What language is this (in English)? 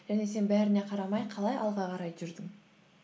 Kazakh